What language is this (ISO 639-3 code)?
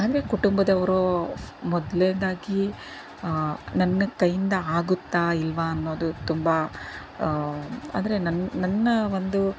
kan